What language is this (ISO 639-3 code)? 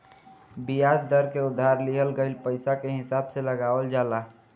bho